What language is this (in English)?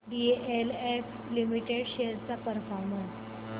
Marathi